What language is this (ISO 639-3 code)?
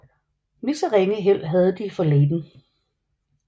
dan